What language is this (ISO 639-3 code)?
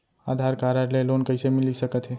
hne